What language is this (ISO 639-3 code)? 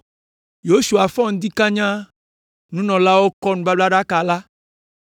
ewe